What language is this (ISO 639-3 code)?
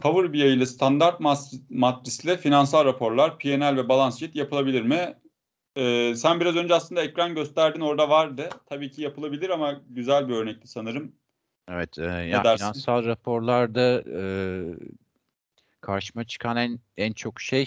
tur